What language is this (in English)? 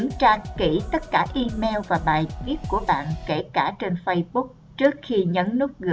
Vietnamese